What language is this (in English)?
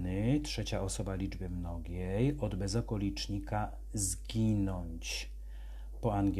Polish